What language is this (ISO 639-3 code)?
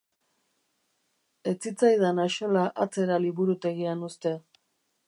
eus